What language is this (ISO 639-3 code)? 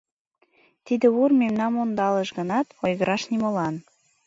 chm